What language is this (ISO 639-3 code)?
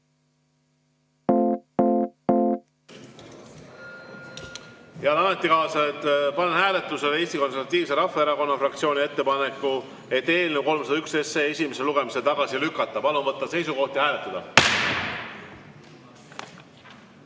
est